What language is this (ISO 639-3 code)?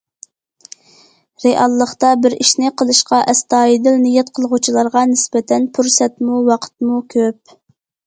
uig